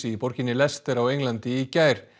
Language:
Icelandic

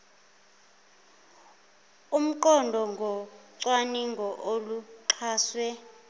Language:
Zulu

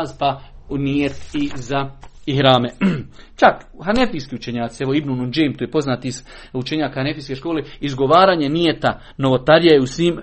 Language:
Croatian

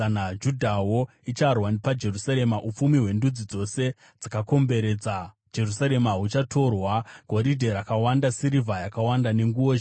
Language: Shona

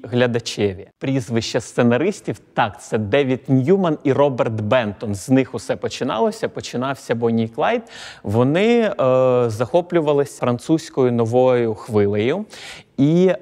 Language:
Ukrainian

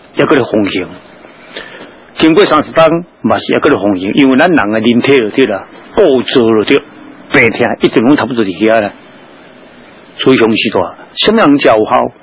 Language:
Chinese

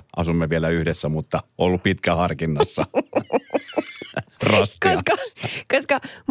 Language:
Finnish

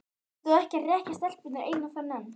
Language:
Icelandic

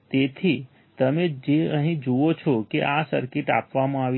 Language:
Gujarati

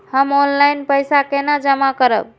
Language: Maithili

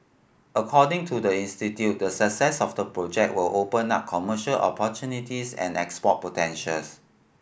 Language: English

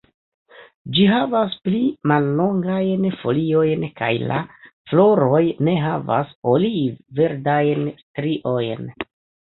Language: Esperanto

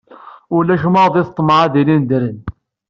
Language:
Kabyle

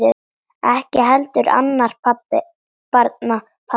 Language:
Icelandic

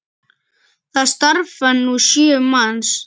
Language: Icelandic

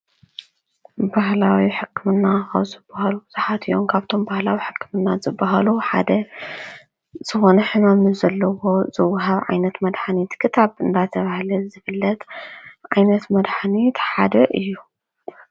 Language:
Tigrinya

